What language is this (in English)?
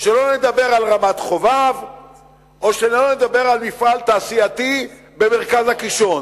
Hebrew